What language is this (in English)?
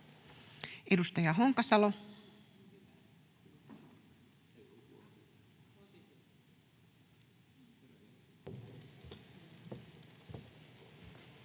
Finnish